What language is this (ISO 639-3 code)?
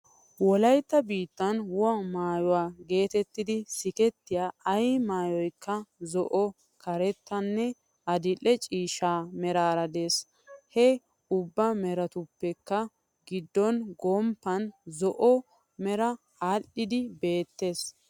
wal